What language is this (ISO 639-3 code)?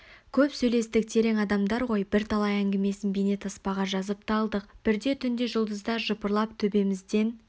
kaz